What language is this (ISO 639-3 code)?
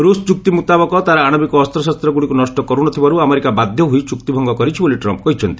ori